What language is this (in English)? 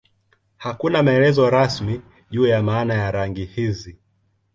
Swahili